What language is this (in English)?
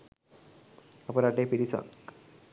Sinhala